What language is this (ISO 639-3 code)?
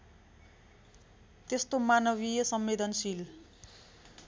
nep